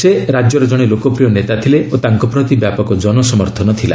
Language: Odia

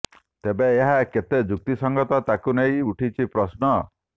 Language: Odia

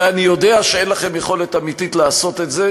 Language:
Hebrew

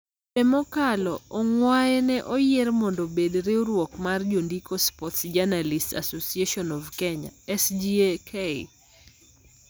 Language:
Luo (Kenya and Tanzania)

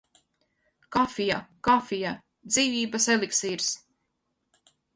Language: Latvian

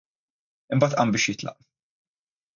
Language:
Maltese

